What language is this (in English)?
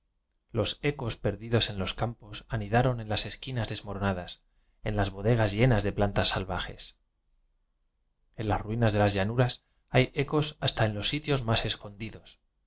Spanish